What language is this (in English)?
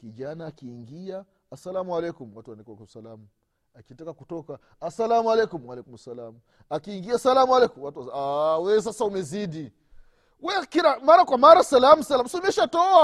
Swahili